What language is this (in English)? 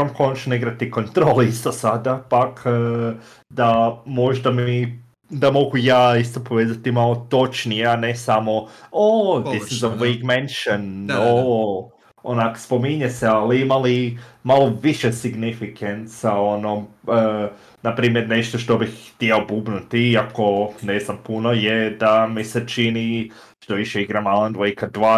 Croatian